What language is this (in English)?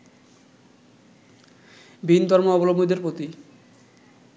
Bangla